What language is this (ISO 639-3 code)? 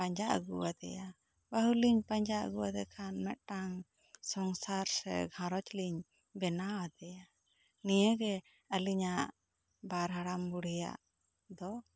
sat